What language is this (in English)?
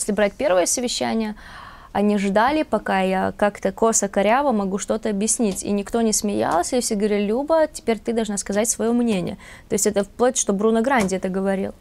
Russian